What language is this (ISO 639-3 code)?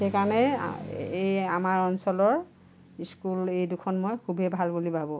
asm